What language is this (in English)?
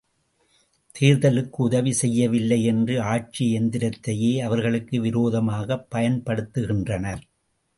Tamil